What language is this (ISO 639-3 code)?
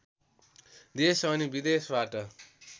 nep